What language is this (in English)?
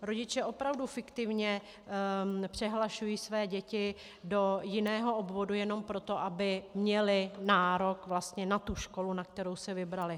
Czech